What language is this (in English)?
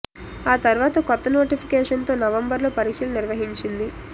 Telugu